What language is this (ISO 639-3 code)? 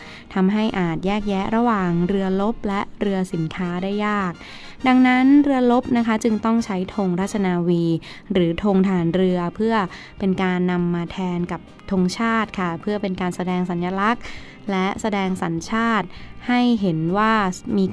tha